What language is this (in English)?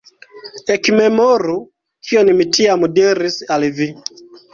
Esperanto